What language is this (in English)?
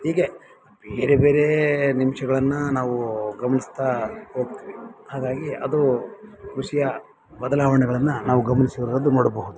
Kannada